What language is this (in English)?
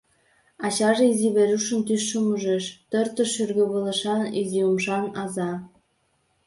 Mari